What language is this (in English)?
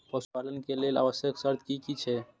Maithili